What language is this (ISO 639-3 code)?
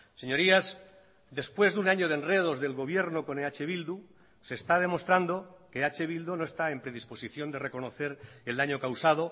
spa